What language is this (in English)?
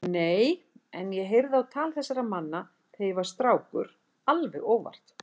Icelandic